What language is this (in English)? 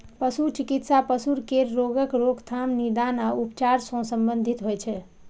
Maithili